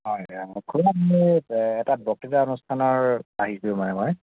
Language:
Assamese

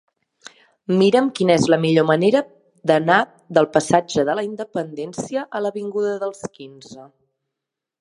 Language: Catalan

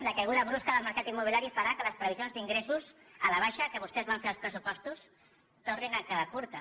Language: Catalan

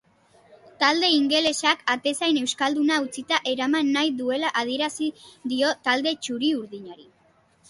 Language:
Basque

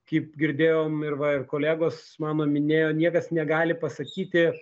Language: Lithuanian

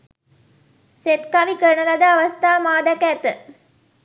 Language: Sinhala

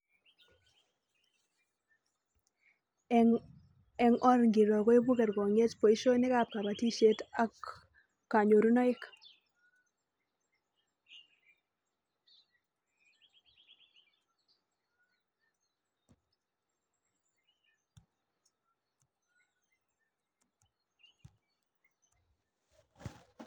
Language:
Kalenjin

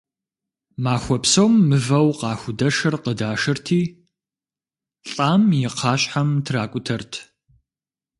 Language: Kabardian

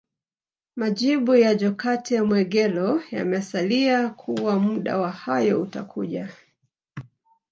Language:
Swahili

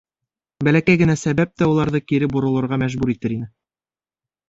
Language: Bashkir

